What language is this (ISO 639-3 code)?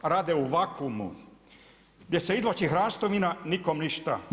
hrv